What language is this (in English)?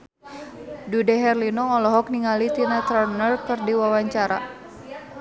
Sundanese